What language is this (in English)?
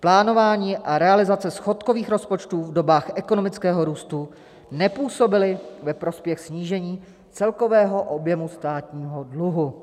Czech